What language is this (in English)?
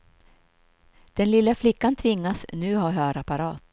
Swedish